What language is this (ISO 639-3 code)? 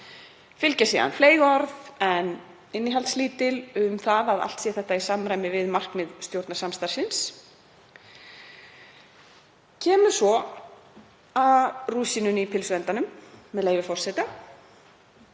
isl